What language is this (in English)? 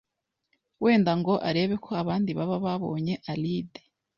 Kinyarwanda